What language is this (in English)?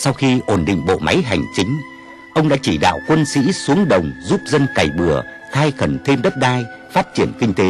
Vietnamese